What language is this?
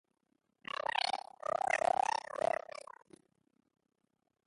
Basque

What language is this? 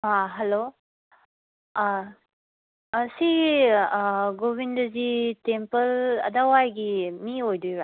Manipuri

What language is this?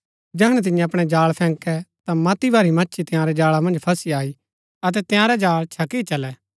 Gaddi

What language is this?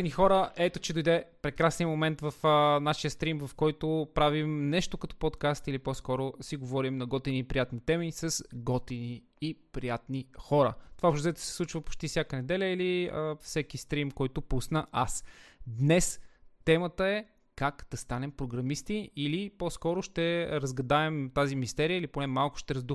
Bulgarian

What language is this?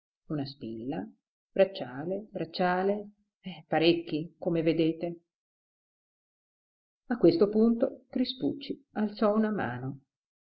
Italian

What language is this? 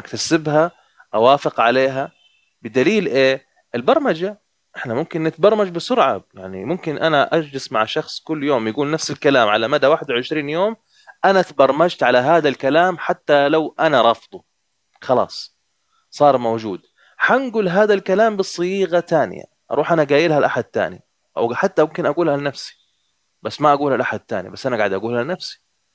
Arabic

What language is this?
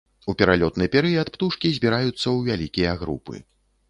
Belarusian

